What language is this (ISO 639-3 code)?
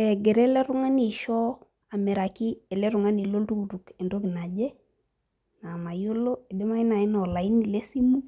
mas